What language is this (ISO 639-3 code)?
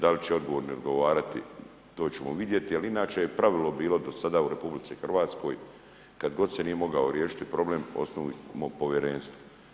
hrv